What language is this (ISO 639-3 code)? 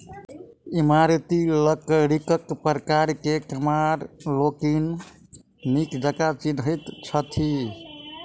mai